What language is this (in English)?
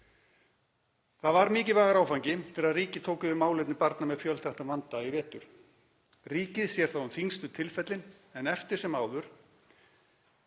Icelandic